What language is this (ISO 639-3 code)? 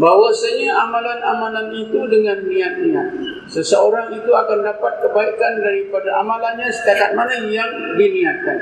msa